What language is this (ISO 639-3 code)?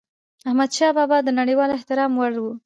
pus